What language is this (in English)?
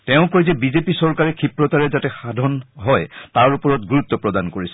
Assamese